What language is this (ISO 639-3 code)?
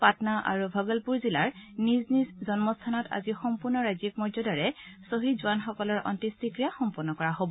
asm